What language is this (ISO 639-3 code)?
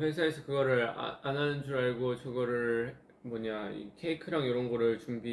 kor